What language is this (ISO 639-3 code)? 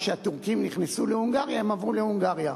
heb